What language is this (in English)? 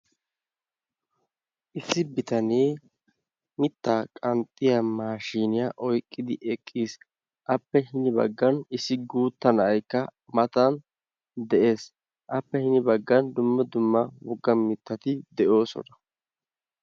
Wolaytta